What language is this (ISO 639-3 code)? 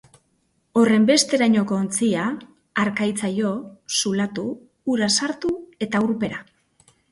eus